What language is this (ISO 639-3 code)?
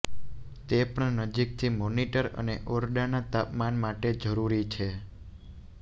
guj